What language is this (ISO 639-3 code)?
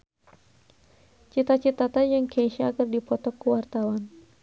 sun